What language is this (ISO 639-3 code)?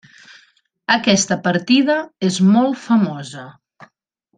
cat